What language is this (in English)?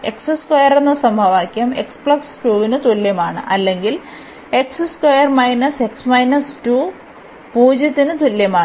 Malayalam